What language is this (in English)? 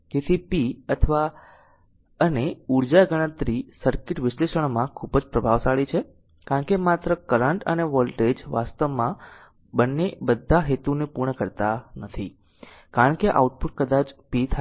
Gujarati